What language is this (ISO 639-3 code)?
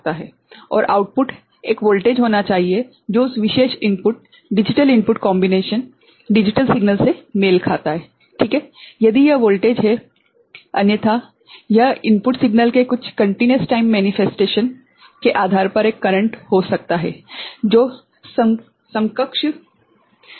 hin